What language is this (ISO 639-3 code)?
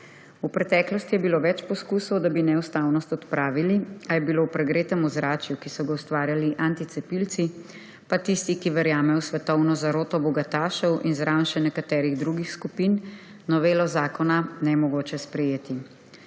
slv